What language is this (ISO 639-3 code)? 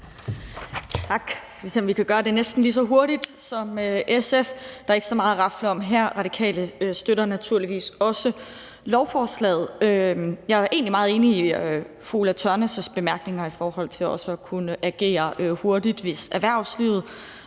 dan